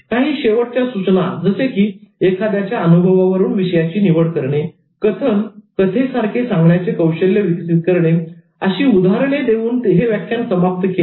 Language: Marathi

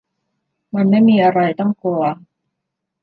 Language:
Thai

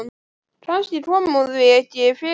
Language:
Icelandic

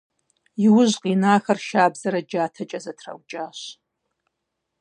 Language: Kabardian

